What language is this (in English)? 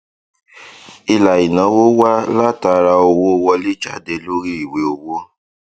Yoruba